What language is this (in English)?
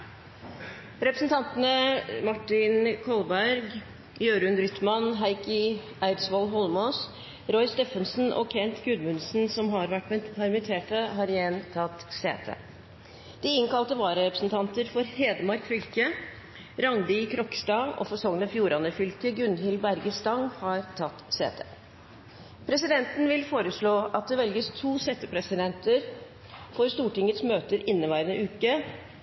Norwegian Nynorsk